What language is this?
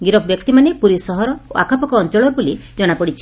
Odia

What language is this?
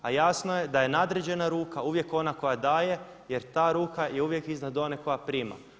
Croatian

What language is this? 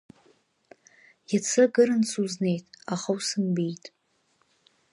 Abkhazian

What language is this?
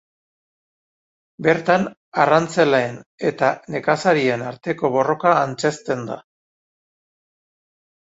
Basque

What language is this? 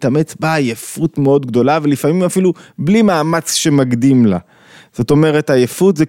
Hebrew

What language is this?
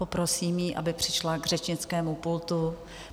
Czech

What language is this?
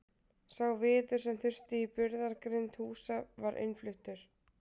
Icelandic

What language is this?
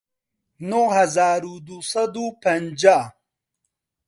Central Kurdish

